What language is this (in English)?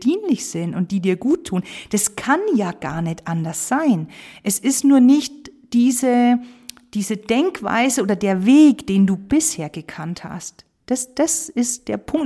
German